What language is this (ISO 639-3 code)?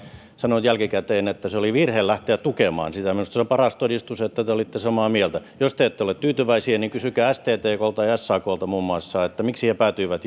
fin